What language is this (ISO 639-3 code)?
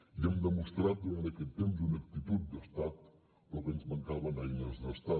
cat